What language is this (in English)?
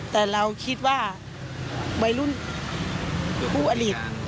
Thai